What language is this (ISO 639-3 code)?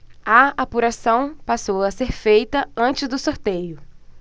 por